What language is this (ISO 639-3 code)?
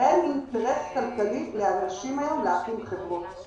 heb